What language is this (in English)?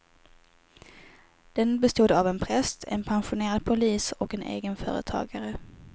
Swedish